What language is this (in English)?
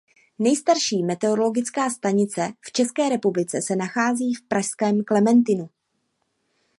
Czech